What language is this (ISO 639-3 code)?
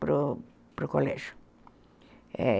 por